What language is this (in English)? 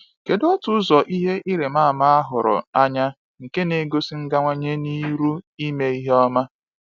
Igbo